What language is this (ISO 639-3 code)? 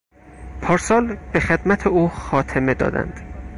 fas